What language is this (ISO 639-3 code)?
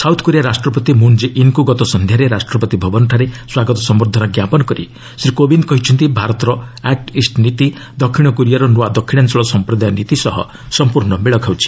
ori